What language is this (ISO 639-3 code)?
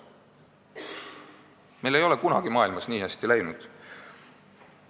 est